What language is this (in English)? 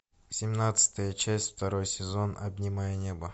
Russian